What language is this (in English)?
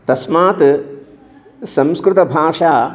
Sanskrit